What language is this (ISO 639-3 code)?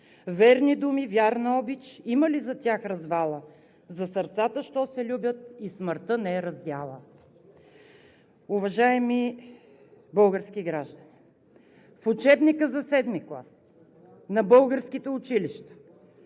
bul